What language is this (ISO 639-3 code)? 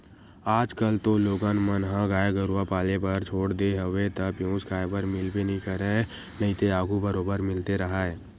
hne